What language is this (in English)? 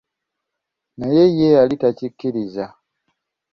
Ganda